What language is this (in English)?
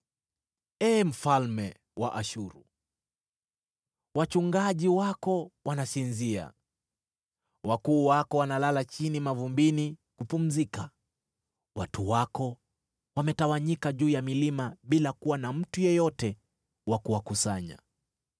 Swahili